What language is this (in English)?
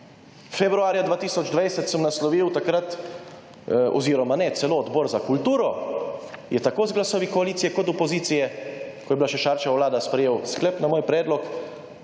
Slovenian